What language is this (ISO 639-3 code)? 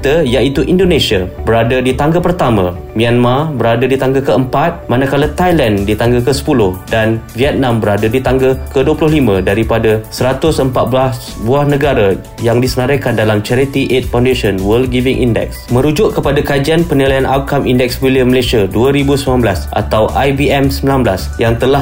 msa